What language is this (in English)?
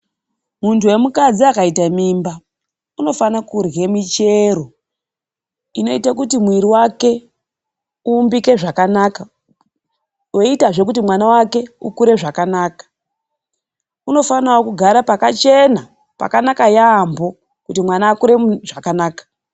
Ndau